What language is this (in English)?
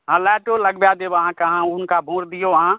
Maithili